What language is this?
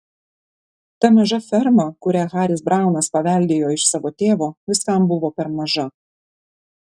Lithuanian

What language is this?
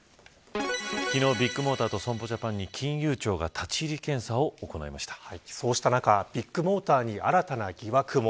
Japanese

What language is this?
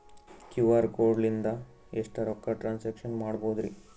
Kannada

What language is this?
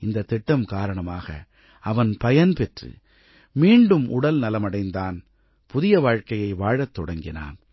Tamil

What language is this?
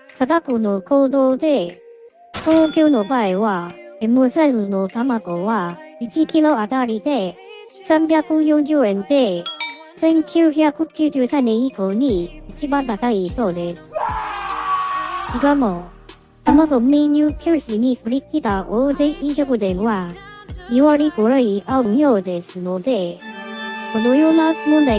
Japanese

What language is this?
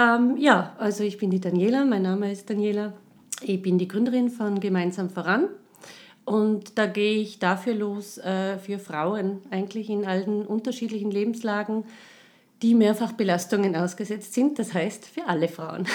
German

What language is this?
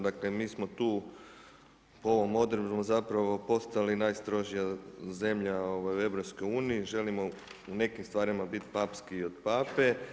Croatian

